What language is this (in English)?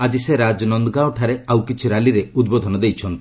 Odia